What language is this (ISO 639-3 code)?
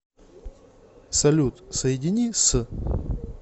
rus